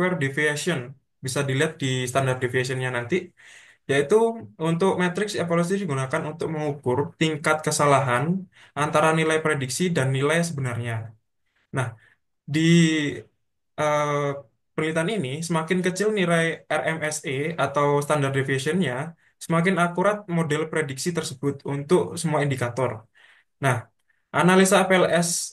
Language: Indonesian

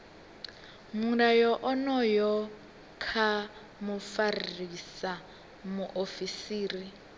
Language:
Venda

